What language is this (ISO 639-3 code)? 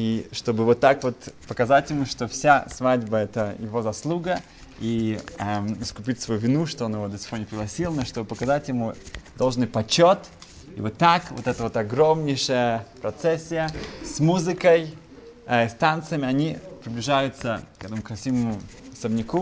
rus